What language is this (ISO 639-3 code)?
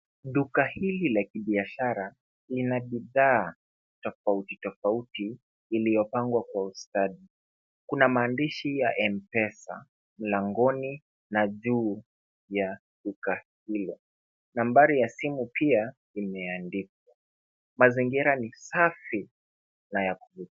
swa